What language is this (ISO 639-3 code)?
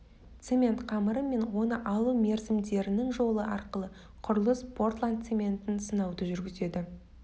kaz